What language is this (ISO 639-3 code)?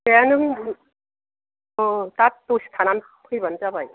brx